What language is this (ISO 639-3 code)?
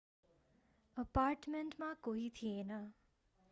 nep